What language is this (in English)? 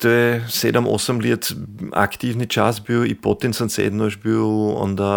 Croatian